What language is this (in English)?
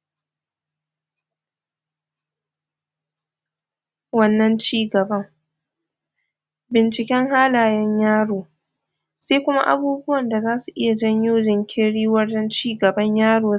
Hausa